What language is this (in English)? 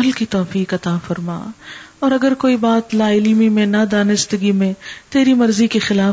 Urdu